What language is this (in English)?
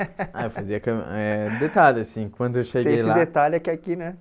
Portuguese